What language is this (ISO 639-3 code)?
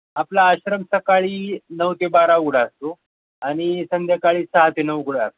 mar